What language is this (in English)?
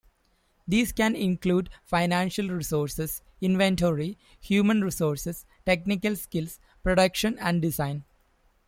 English